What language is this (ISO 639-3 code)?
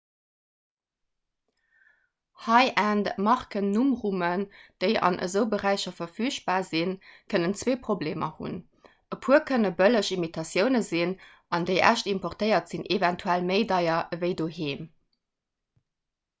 ltz